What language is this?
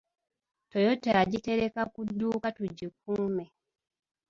Ganda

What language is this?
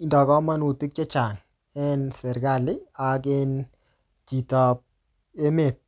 Kalenjin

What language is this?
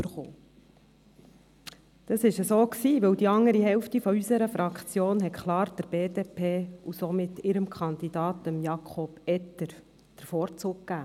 Swiss German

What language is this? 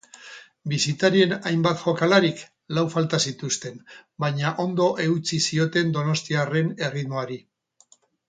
Basque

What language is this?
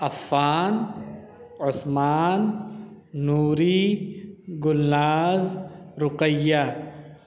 Urdu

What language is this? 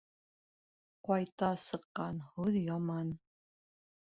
Bashkir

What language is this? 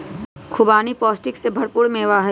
Magahi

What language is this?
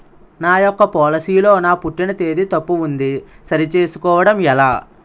Telugu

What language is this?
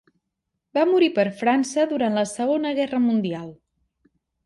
Catalan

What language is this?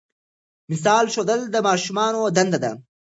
Pashto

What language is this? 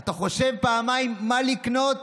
Hebrew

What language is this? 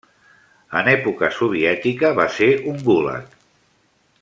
Catalan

